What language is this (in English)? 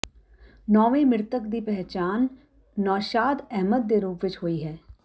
Punjabi